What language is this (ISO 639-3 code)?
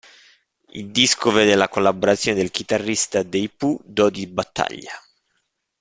ita